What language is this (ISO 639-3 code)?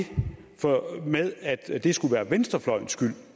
dan